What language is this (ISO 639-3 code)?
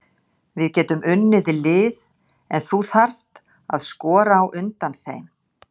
isl